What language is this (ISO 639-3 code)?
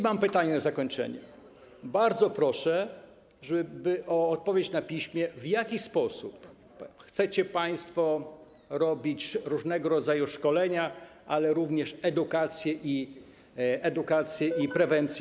pol